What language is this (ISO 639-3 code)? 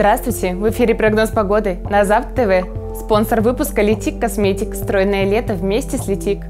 rus